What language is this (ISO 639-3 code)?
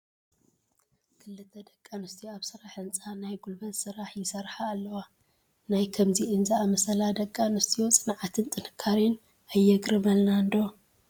tir